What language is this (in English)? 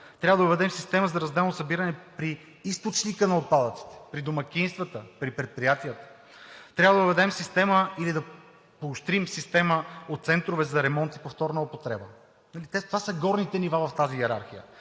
Bulgarian